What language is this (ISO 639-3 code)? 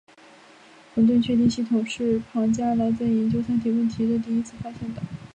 zho